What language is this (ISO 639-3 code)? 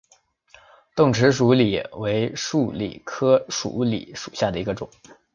zho